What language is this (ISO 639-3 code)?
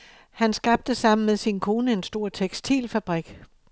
dan